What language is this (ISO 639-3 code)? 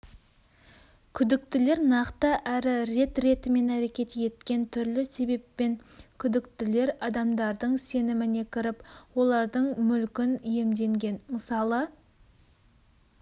kaz